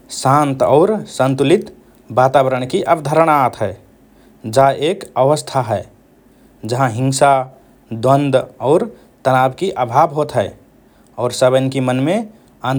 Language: Rana Tharu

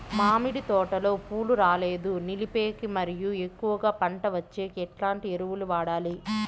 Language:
Telugu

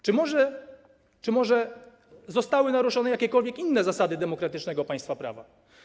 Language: Polish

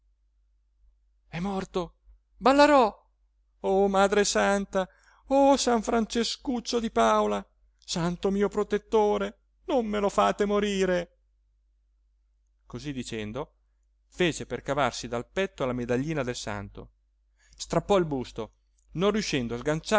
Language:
Italian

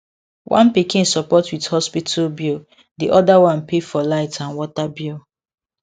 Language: Nigerian Pidgin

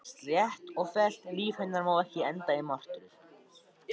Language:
Icelandic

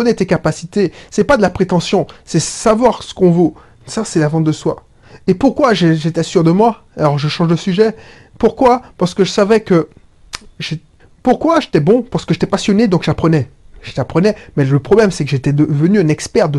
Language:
French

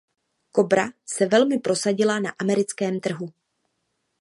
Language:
Czech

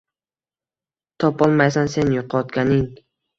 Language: Uzbek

